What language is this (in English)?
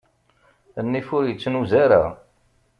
Kabyle